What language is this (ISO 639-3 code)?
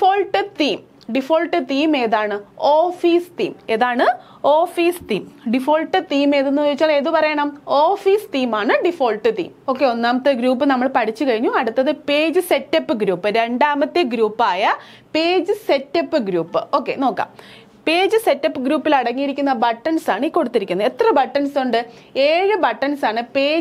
mal